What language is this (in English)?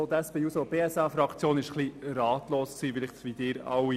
Swiss German